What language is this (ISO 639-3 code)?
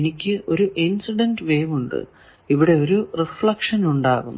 mal